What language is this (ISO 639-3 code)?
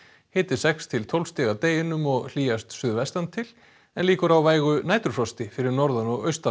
isl